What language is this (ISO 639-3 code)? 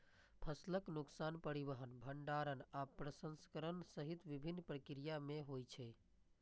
mai